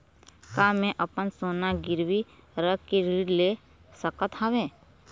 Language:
Chhattisgarhi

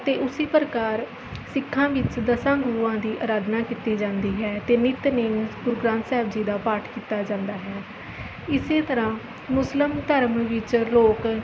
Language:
Punjabi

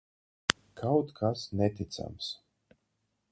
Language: Latvian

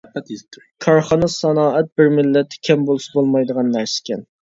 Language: Uyghur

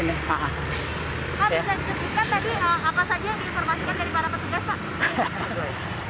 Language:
Indonesian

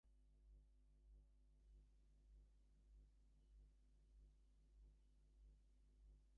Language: English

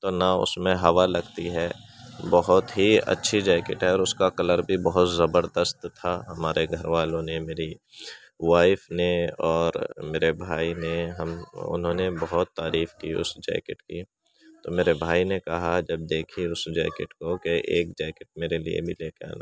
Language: Urdu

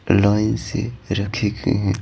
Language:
Hindi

